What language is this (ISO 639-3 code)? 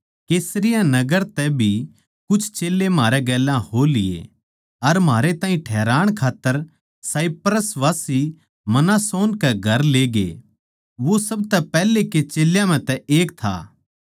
bgc